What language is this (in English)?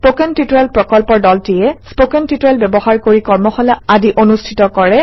Assamese